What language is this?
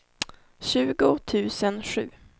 Swedish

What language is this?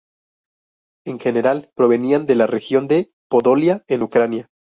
Spanish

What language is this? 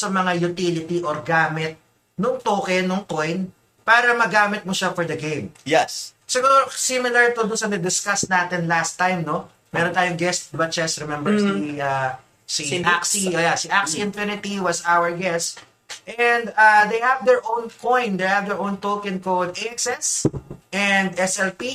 Filipino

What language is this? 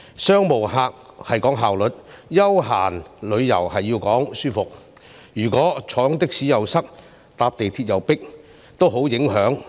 Cantonese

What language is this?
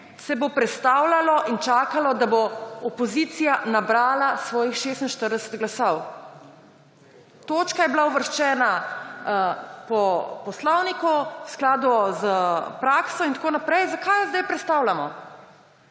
Slovenian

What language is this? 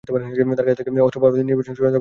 Bangla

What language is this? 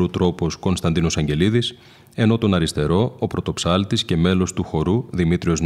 Greek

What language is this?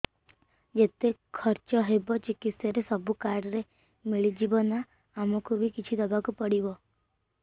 Odia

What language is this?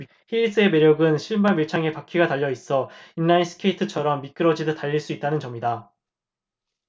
Korean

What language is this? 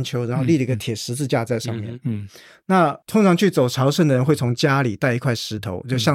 Chinese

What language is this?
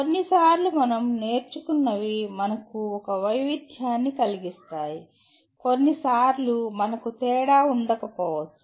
Telugu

